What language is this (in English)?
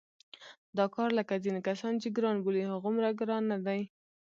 Pashto